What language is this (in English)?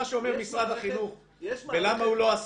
Hebrew